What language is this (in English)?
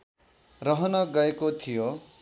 Nepali